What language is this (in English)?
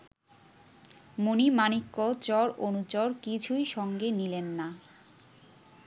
Bangla